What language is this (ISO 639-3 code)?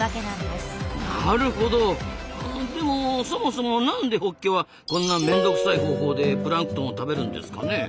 jpn